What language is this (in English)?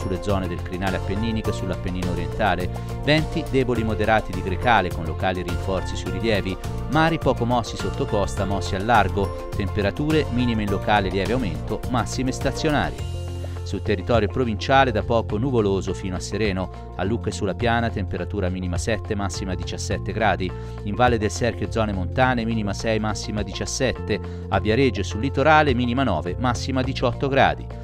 Italian